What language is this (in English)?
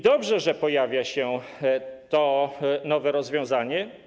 Polish